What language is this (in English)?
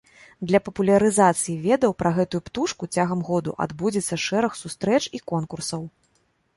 Belarusian